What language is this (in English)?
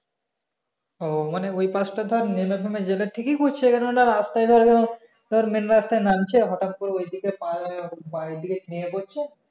Bangla